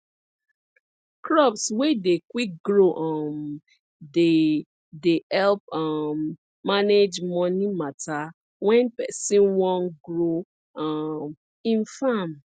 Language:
Nigerian Pidgin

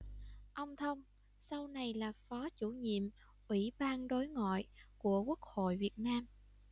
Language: Vietnamese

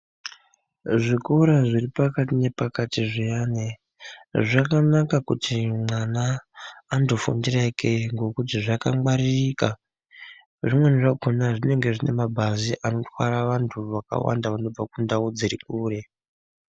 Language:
Ndau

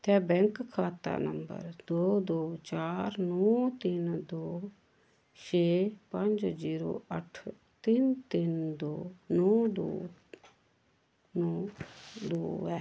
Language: Dogri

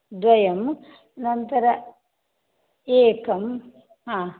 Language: Sanskrit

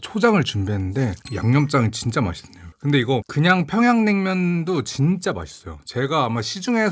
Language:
Korean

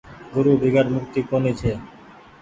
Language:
Goaria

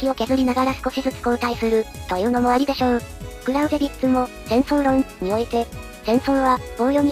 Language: Japanese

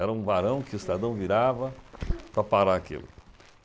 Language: Portuguese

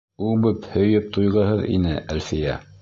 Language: Bashkir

